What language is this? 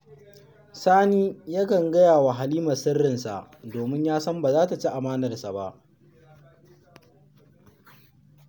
Hausa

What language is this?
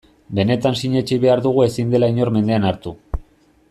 Basque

